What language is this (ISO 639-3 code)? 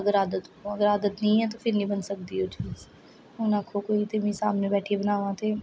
doi